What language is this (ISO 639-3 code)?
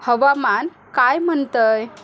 mar